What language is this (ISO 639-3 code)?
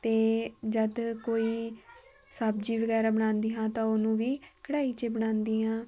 pan